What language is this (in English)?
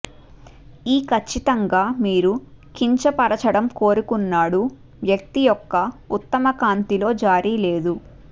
Telugu